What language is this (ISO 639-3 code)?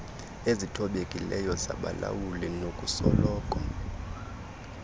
xho